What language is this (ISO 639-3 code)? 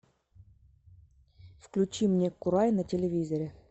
rus